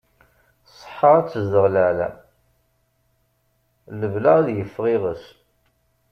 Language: Kabyle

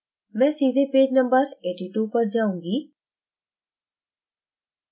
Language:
Hindi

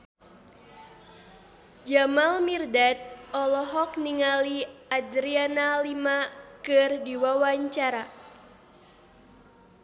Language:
Sundanese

